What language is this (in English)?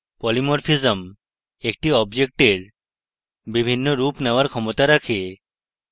Bangla